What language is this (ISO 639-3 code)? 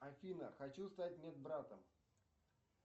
rus